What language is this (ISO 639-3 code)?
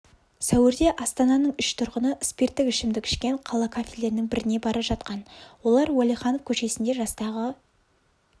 kaz